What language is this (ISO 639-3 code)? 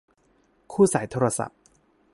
tha